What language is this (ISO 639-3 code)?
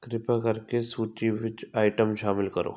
pan